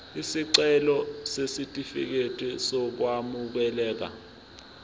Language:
Zulu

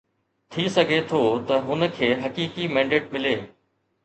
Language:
Sindhi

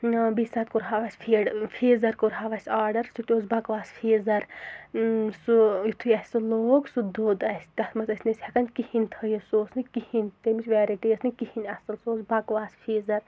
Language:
Kashmiri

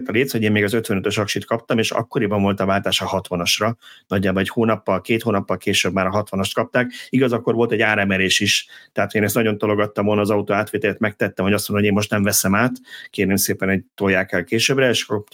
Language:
Hungarian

